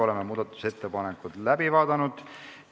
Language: Estonian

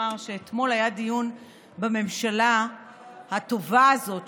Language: Hebrew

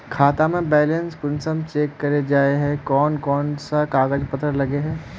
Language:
Magahi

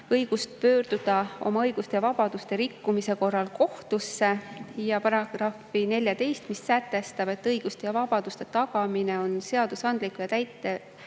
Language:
Estonian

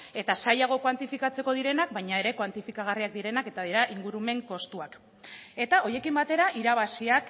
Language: Basque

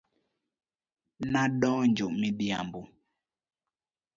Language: Luo (Kenya and Tanzania)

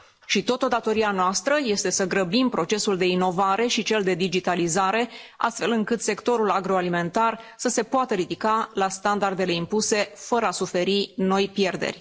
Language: Romanian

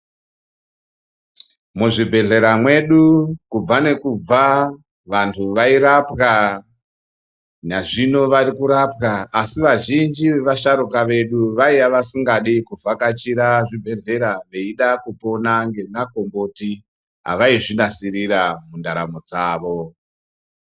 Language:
Ndau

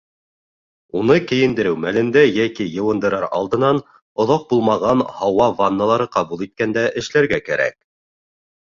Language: Bashkir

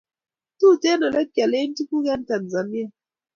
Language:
Kalenjin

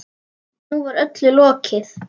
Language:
Icelandic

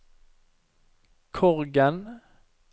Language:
Norwegian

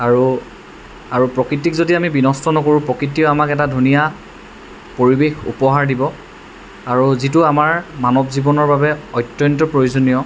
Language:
Assamese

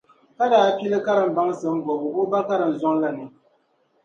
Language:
Dagbani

